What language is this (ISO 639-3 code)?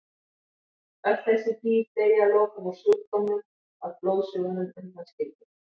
isl